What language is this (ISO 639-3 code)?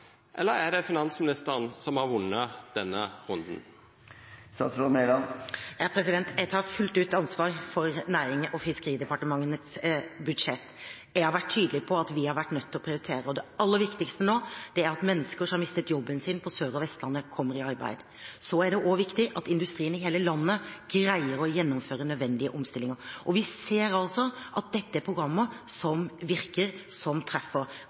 nor